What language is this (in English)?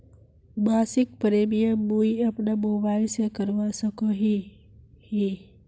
Magahi